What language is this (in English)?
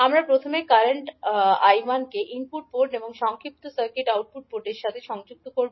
Bangla